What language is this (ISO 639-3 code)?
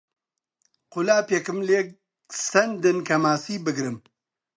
ckb